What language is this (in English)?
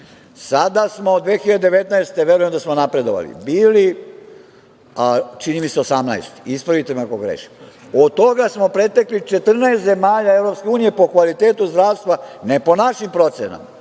Serbian